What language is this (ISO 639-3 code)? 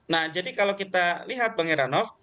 ind